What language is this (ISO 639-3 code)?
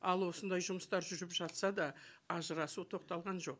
kaz